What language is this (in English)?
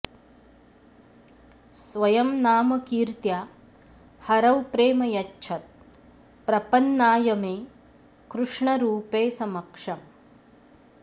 Sanskrit